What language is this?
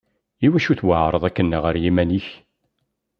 Kabyle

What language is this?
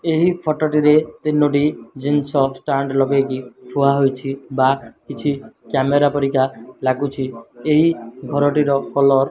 Odia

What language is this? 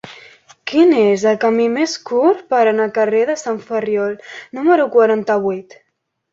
Catalan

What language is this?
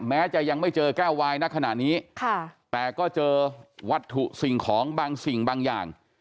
Thai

